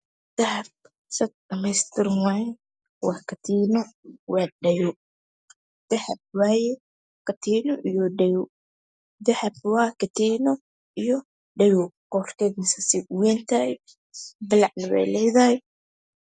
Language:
Somali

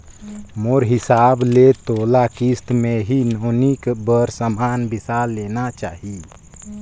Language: Chhattisgarhi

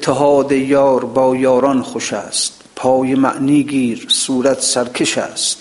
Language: Persian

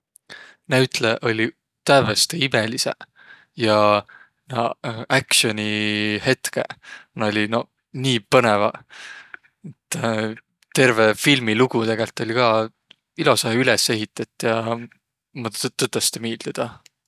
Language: Võro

